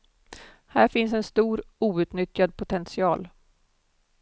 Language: Swedish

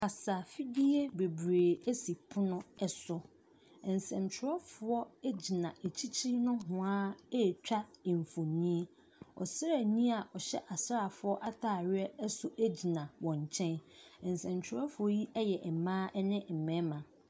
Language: Akan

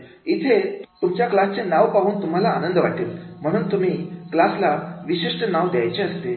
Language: Marathi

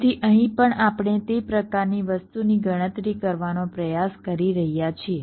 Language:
Gujarati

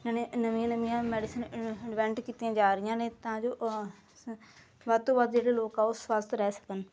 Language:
Punjabi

